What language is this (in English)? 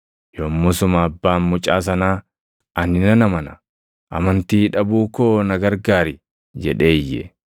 Oromo